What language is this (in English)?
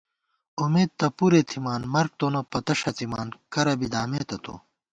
Gawar-Bati